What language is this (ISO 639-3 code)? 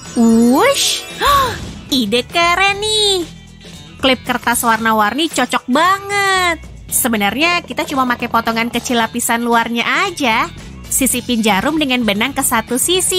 ind